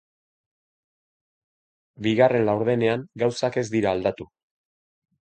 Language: Basque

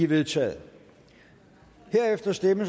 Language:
Danish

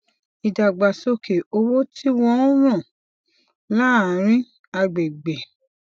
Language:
Yoruba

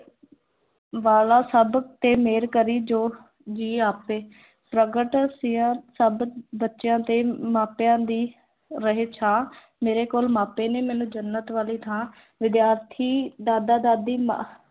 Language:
Punjabi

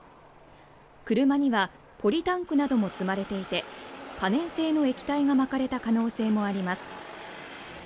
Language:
Japanese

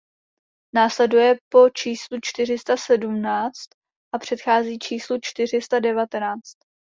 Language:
Czech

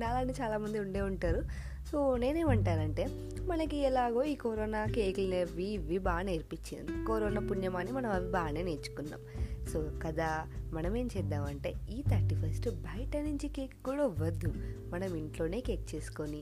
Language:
Telugu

